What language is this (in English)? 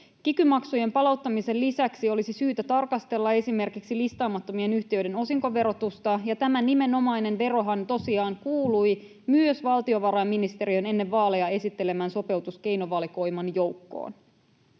Finnish